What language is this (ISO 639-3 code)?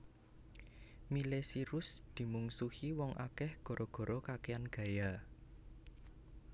jav